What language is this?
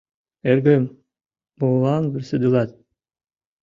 Mari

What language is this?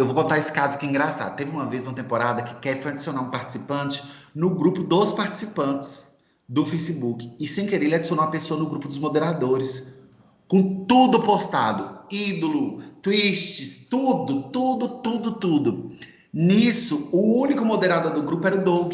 Portuguese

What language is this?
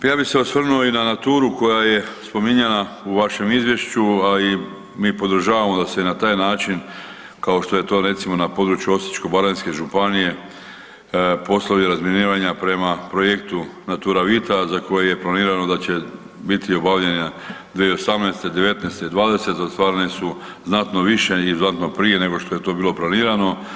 Croatian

